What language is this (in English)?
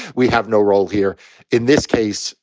English